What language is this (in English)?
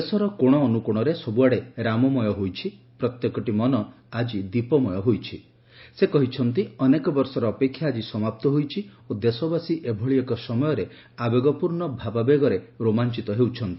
Odia